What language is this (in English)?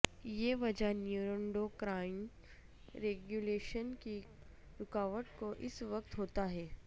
Urdu